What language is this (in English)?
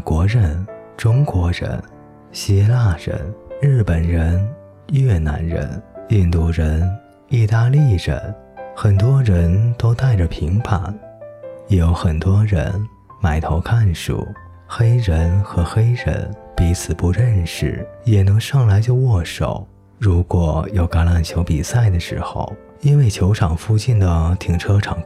Chinese